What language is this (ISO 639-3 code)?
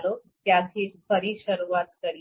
guj